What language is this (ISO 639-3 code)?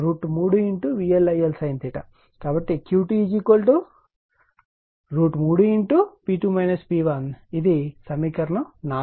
tel